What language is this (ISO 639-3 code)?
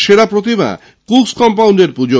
ben